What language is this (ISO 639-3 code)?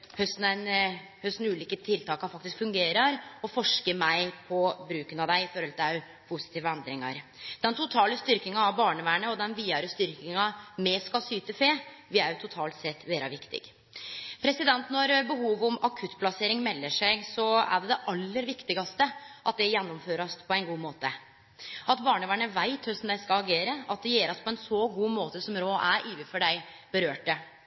nno